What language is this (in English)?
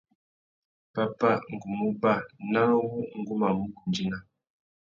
Tuki